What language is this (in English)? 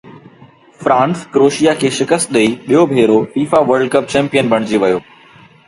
Sindhi